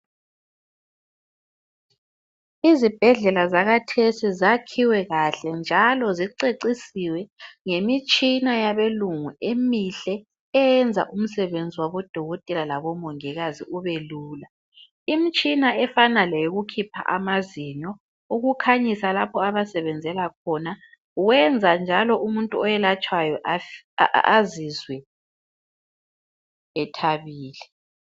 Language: North Ndebele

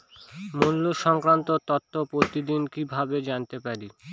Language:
Bangla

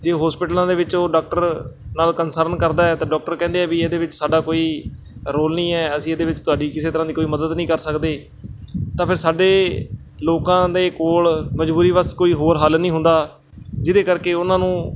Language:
Punjabi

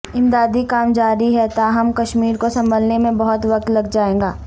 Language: Urdu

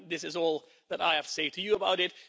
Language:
English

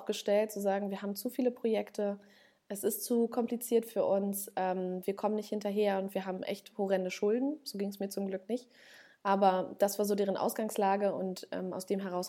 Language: German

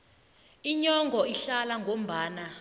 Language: South Ndebele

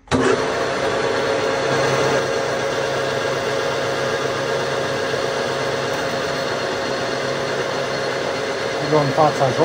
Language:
Romanian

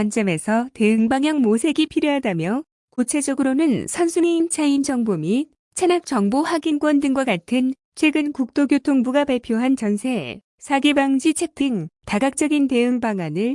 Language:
Korean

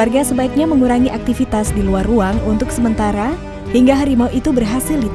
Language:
Indonesian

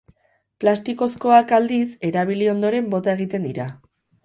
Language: Basque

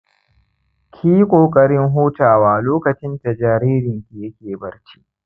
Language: Hausa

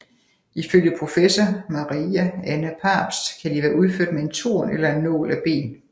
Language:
Danish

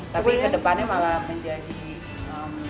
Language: Indonesian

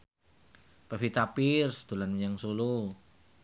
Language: Javanese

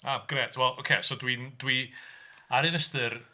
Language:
Welsh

